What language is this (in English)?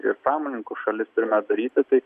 Lithuanian